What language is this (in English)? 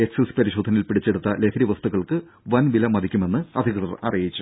Malayalam